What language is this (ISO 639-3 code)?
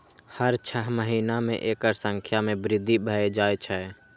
mai